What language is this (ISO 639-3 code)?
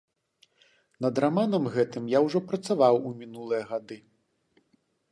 bel